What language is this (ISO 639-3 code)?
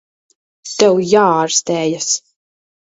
lav